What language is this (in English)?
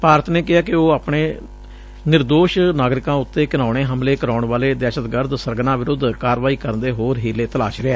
Punjabi